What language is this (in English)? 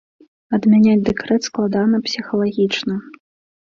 Belarusian